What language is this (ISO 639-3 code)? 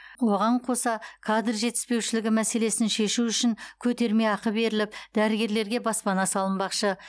kaz